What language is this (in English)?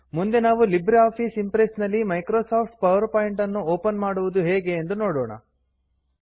Kannada